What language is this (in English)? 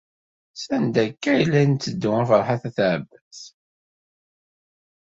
Kabyle